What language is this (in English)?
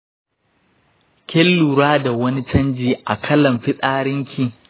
Hausa